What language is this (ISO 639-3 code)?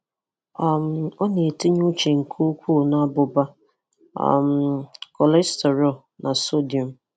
ibo